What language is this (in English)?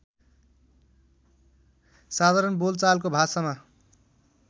Nepali